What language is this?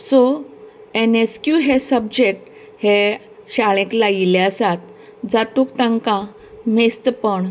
Konkani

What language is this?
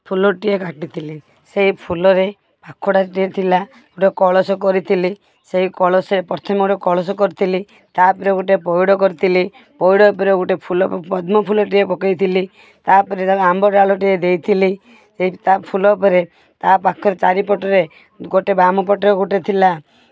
Odia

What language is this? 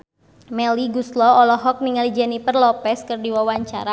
Sundanese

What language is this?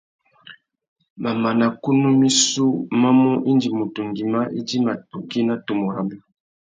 Tuki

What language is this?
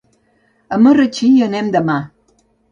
Catalan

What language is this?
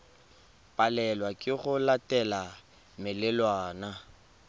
Tswana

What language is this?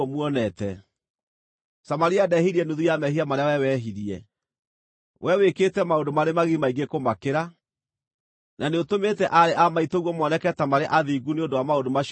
Kikuyu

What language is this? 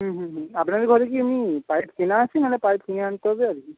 Bangla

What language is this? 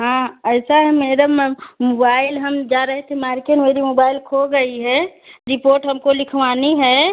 Hindi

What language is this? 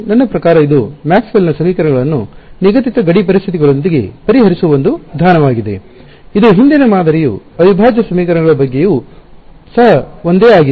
Kannada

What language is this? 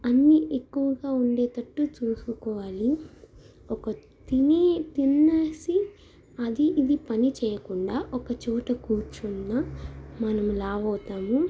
Telugu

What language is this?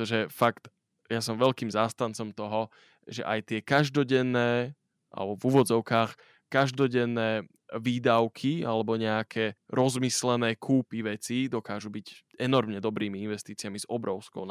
Slovak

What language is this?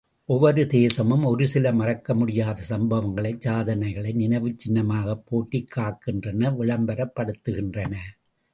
Tamil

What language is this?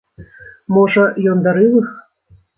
Belarusian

